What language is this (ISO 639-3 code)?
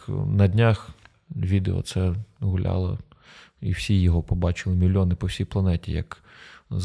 ukr